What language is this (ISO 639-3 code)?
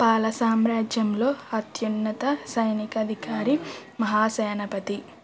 tel